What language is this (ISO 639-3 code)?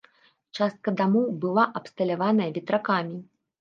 bel